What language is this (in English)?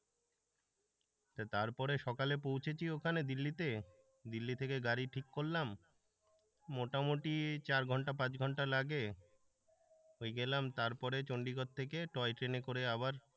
Bangla